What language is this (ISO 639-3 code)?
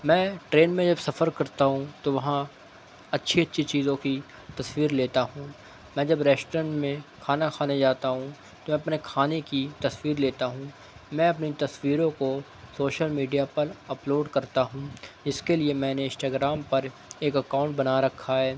urd